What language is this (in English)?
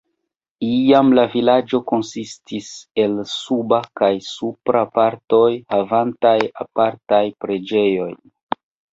Esperanto